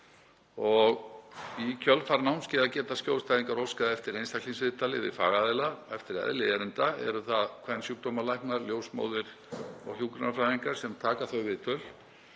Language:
Icelandic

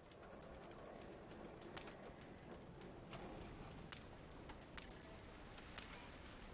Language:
Korean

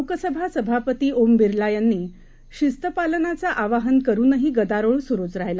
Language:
Marathi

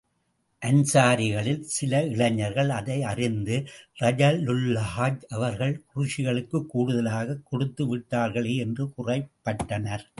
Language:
Tamil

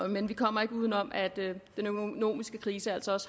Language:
Danish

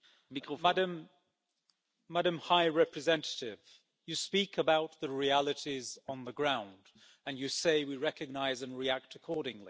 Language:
English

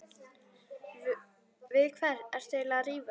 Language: Icelandic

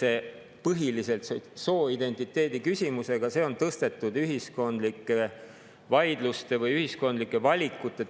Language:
Estonian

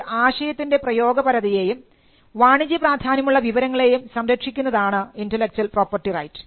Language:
Malayalam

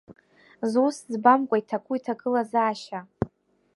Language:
Abkhazian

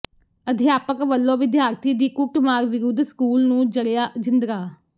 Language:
Punjabi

